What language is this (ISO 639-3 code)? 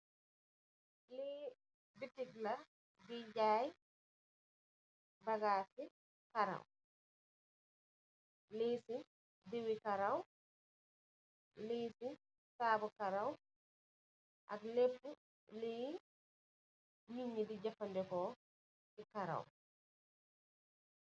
wol